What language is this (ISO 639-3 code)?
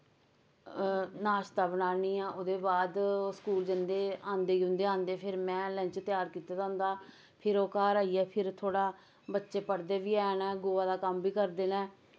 doi